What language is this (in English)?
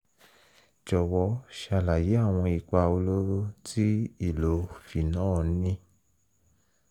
Yoruba